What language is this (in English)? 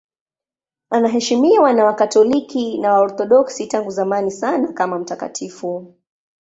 Swahili